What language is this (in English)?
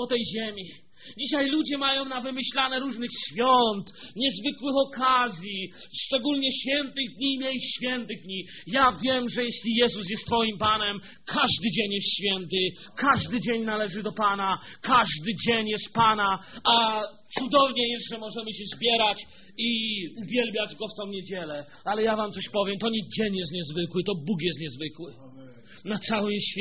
Polish